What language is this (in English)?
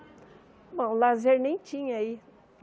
Portuguese